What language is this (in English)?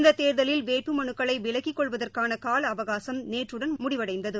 Tamil